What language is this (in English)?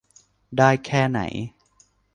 Thai